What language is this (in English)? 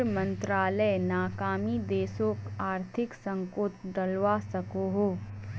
Magahi